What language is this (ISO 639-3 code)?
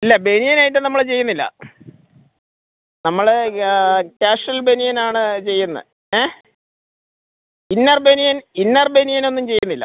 mal